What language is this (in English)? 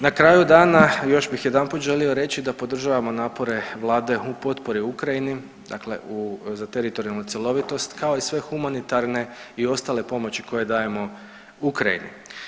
Croatian